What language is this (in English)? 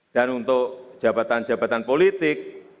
Indonesian